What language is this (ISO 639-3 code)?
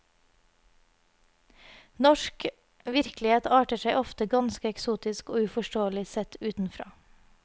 nor